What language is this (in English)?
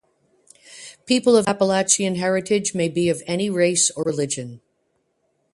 English